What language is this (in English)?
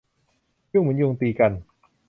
Thai